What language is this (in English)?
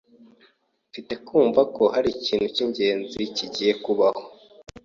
Kinyarwanda